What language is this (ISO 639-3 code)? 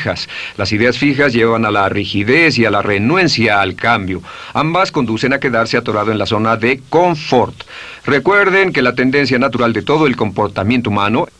spa